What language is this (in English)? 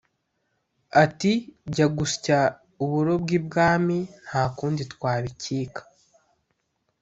Kinyarwanda